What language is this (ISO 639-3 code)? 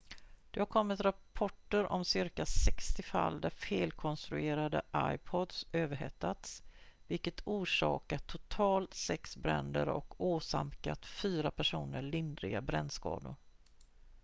swe